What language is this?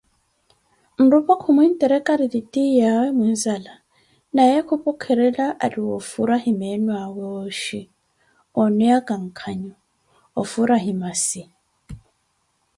Koti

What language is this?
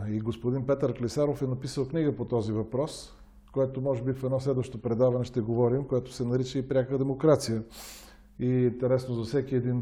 Bulgarian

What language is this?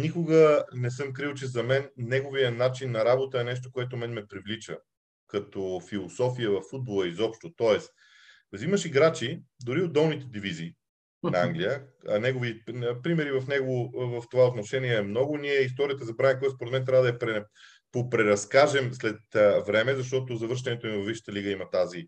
Bulgarian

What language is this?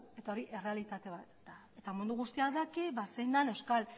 Basque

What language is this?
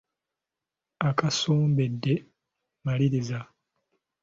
Ganda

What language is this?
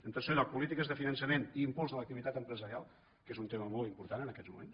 Catalan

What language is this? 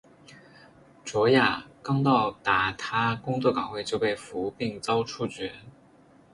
Chinese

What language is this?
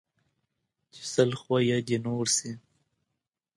Pashto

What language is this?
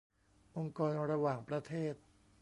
Thai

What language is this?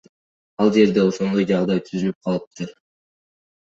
Kyrgyz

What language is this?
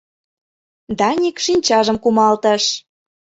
Mari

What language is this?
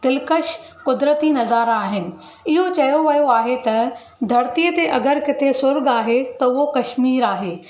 Sindhi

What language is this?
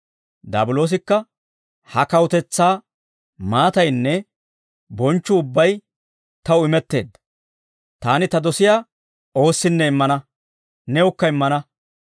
Dawro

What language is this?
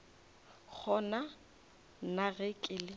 Northern Sotho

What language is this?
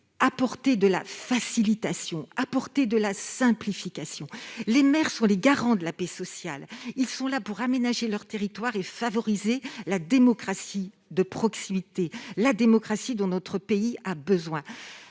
French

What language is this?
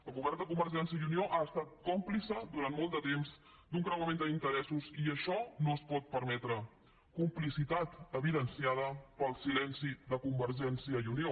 Catalan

